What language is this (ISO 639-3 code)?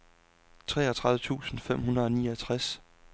dan